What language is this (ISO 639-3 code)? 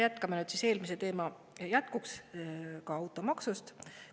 est